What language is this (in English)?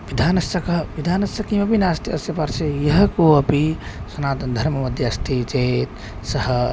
Sanskrit